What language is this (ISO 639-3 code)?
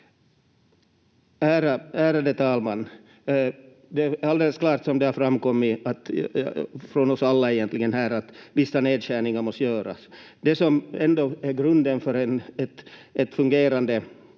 fin